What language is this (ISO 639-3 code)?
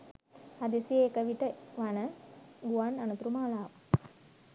sin